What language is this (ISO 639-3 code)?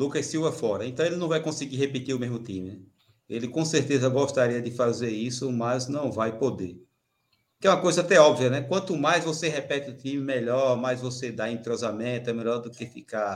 por